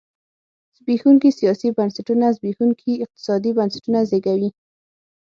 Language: Pashto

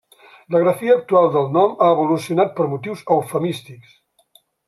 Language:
Catalan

